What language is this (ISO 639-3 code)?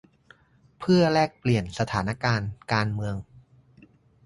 tha